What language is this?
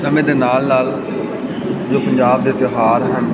Punjabi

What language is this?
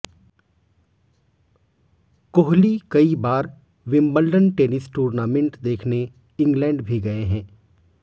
Hindi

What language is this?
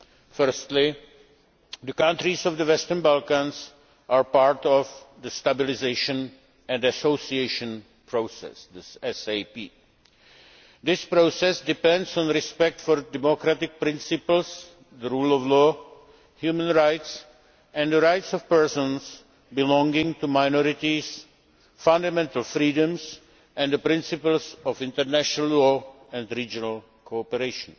English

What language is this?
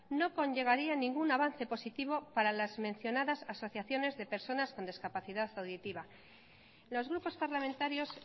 Spanish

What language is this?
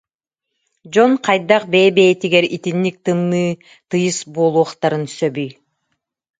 Yakut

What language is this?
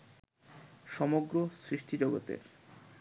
Bangla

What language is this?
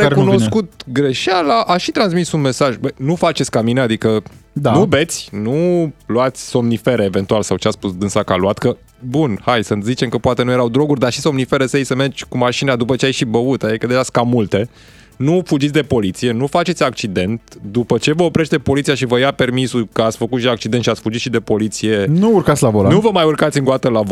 Romanian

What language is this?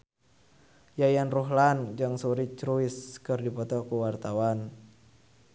Sundanese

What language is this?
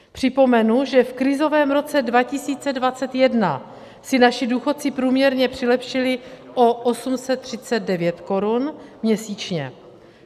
Czech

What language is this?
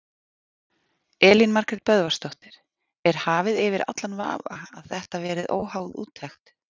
Icelandic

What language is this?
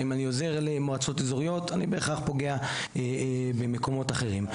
Hebrew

